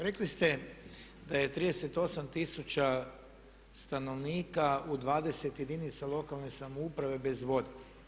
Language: Croatian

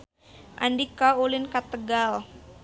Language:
Sundanese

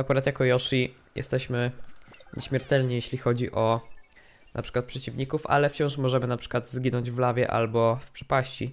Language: Polish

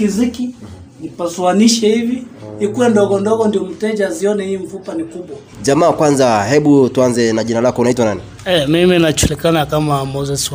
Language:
Swahili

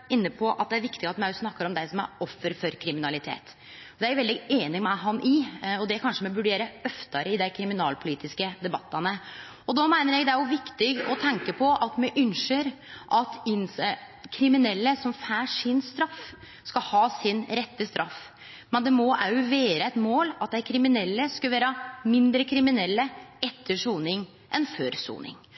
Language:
Norwegian Nynorsk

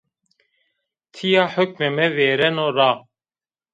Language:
Zaza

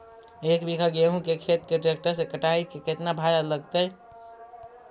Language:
Magahi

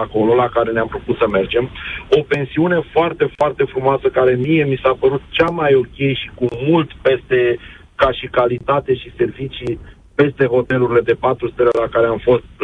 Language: Romanian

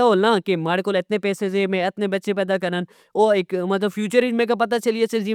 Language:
Pahari-Potwari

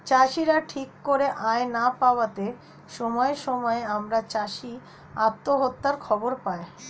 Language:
Bangla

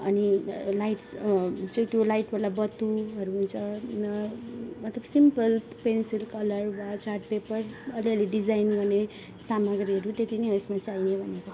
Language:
Nepali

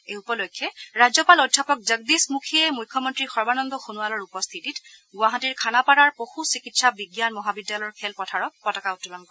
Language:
Assamese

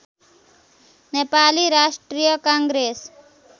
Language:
Nepali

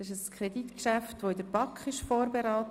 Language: Swiss German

